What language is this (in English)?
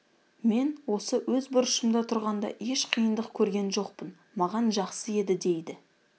Kazakh